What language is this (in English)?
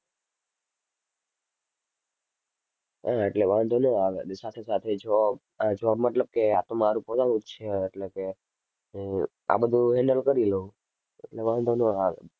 Gujarati